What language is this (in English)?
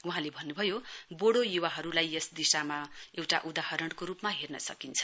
Nepali